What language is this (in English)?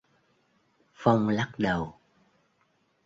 Vietnamese